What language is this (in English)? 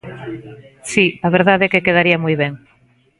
Galician